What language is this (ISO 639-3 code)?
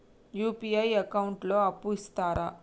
tel